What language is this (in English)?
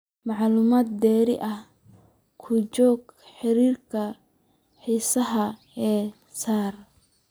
Somali